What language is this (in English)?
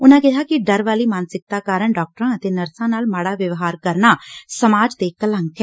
Punjabi